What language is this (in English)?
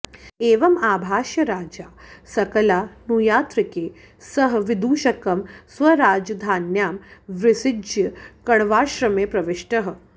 Sanskrit